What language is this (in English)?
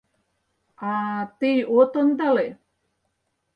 Mari